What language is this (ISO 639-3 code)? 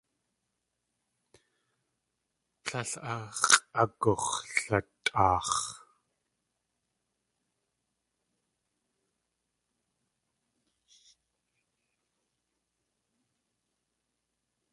tli